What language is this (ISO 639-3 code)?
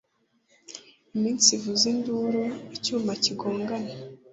kin